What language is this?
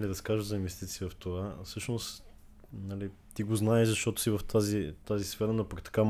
Bulgarian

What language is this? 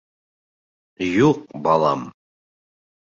Bashkir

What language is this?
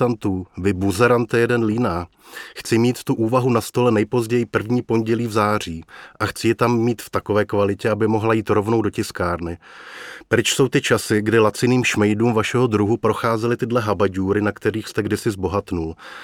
Czech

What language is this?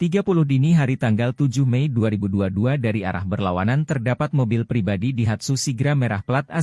Indonesian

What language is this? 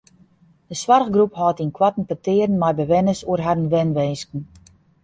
Western Frisian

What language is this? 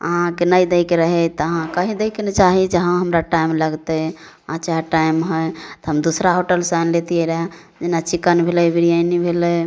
Maithili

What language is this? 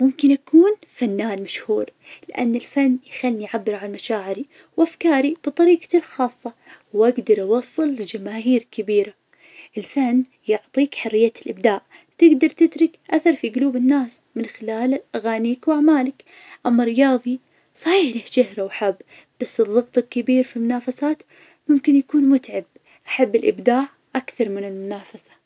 Najdi Arabic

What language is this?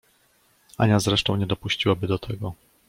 Polish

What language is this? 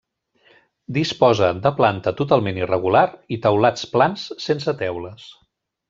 Catalan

